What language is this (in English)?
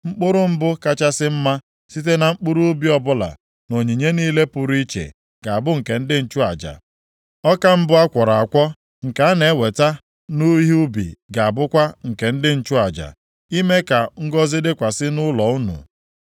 Igbo